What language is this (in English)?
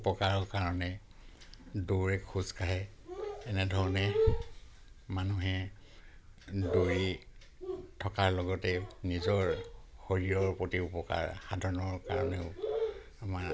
Assamese